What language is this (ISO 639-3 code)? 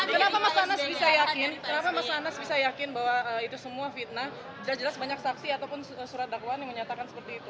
ind